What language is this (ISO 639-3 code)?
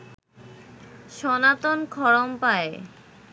ben